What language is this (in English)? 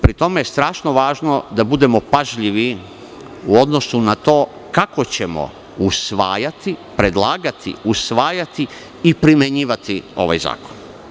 Serbian